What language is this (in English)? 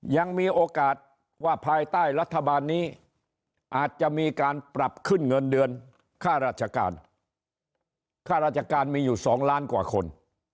Thai